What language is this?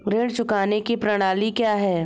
Hindi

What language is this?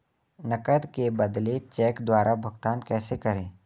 Hindi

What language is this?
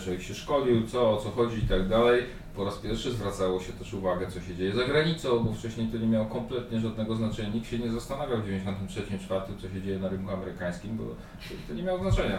Polish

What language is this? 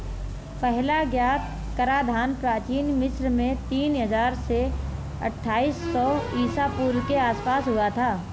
Hindi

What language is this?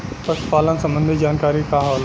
Bhojpuri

